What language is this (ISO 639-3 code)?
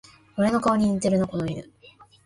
jpn